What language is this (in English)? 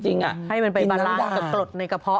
Thai